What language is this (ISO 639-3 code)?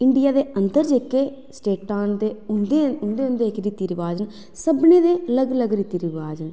doi